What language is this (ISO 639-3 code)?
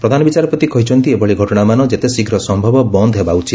ori